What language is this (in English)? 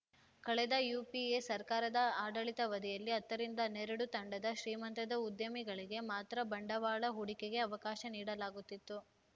Kannada